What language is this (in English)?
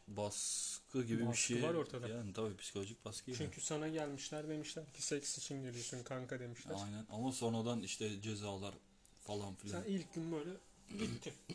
Turkish